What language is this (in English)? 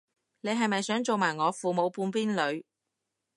Cantonese